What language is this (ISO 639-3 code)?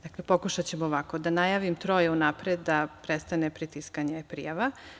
srp